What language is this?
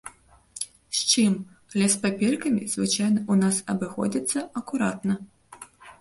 Belarusian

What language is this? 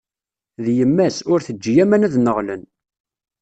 Kabyle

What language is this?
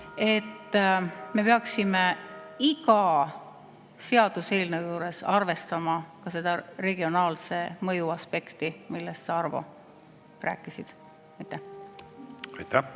Estonian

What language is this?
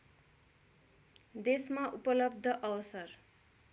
Nepali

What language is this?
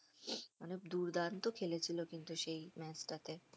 Bangla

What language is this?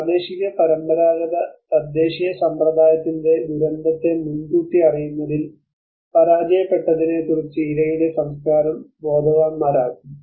Malayalam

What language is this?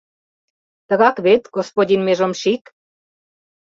Mari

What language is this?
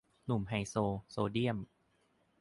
Thai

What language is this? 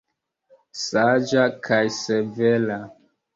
Esperanto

